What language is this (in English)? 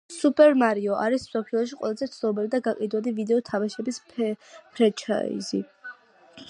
Georgian